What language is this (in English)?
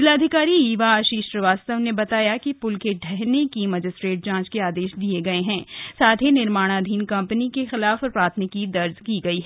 Hindi